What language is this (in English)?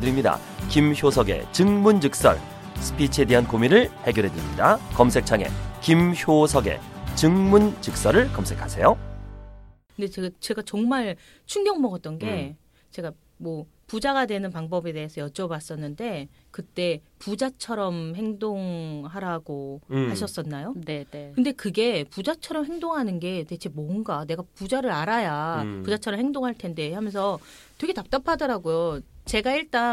Korean